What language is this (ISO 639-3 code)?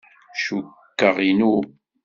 kab